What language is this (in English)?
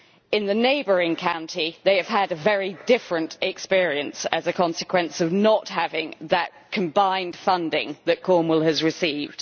English